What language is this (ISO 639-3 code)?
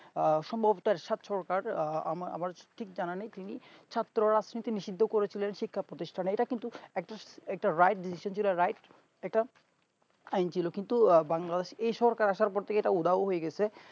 ben